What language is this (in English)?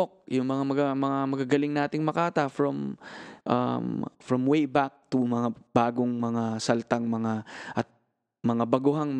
Filipino